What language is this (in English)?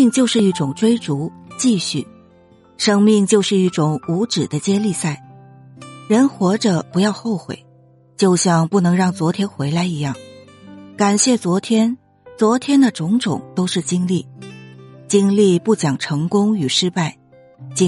Chinese